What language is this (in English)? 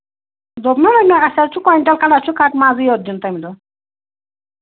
Kashmiri